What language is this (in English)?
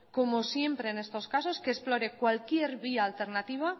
Spanish